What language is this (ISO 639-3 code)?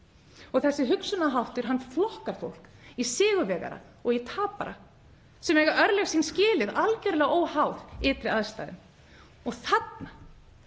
isl